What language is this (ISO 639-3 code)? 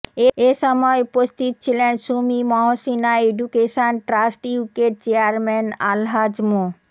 ben